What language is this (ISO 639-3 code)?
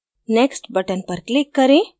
hin